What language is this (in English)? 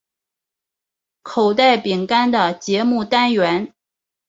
Chinese